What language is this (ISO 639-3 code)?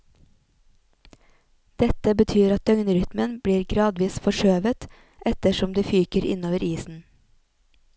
nor